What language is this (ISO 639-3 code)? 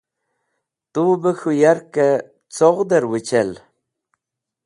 wbl